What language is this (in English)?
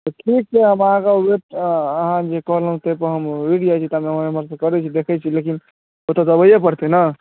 Maithili